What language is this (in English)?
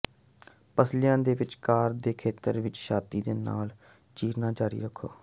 Punjabi